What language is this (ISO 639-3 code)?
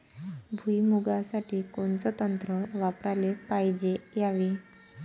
mar